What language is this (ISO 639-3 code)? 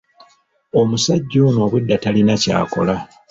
lug